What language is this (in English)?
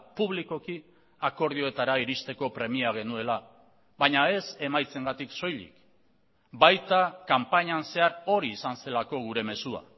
Basque